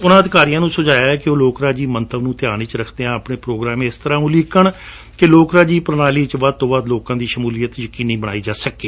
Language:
Punjabi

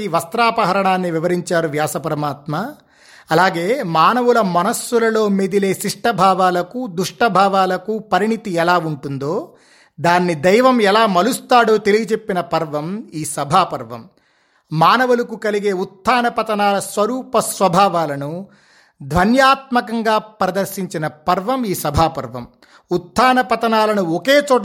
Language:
Telugu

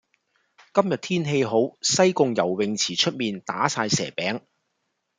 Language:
Cantonese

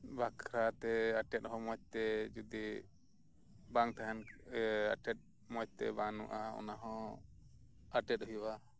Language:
Santali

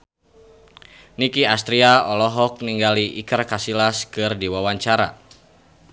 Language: Sundanese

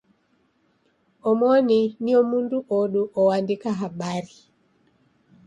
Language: Taita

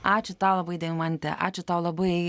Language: Lithuanian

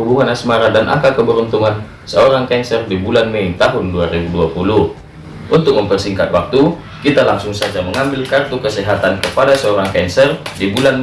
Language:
Indonesian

